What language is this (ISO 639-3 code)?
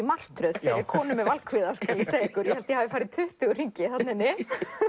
isl